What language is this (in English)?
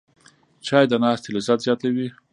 Pashto